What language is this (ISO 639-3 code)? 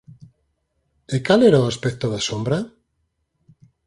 glg